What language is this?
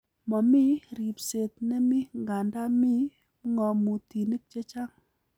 Kalenjin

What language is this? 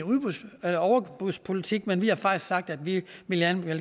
Danish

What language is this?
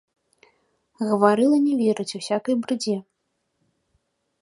Belarusian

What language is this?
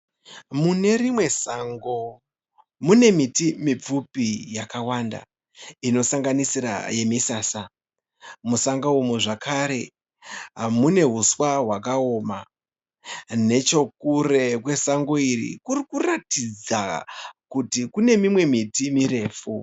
Shona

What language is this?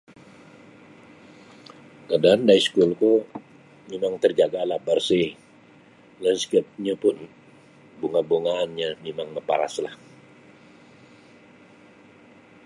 Sabah Bisaya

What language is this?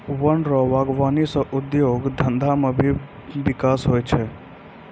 Maithili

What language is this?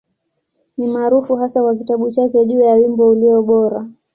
Swahili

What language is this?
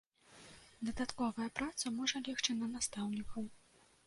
Belarusian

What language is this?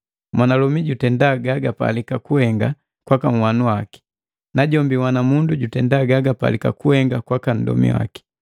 Matengo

